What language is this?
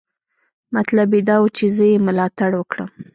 Pashto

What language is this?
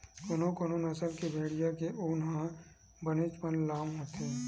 Chhattisgarhi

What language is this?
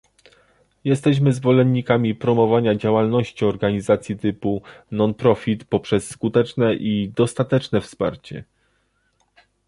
Polish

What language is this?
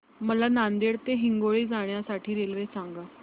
Marathi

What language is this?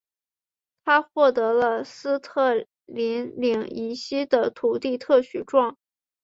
Chinese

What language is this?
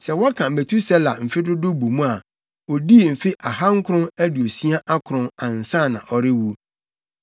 Akan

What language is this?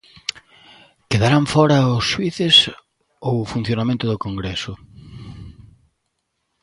Galician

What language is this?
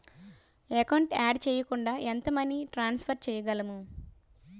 Telugu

